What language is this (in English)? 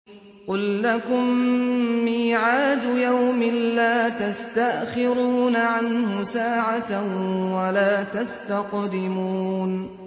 Arabic